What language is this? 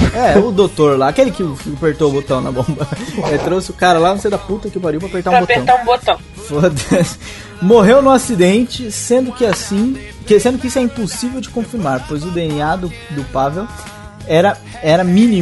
Portuguese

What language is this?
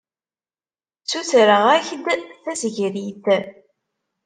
Kabyle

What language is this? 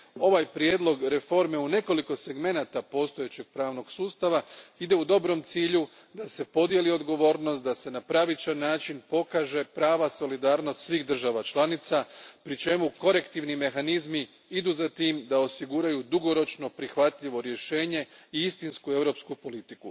Croatian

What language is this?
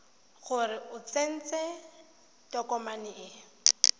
Tswana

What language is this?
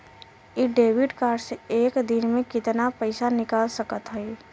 Bhojpuri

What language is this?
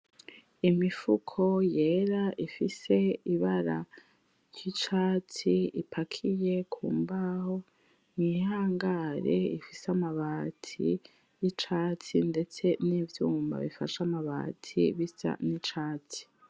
Rundi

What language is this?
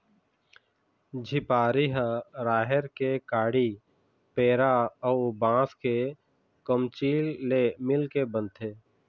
Chhattisgarhi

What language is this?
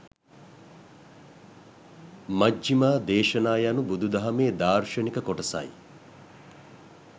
Sinhala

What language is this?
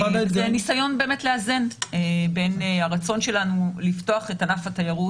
Hebrew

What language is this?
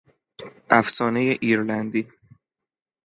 Persian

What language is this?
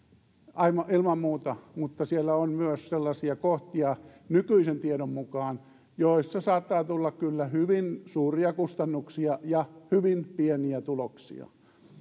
Finnish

